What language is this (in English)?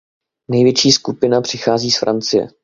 Czech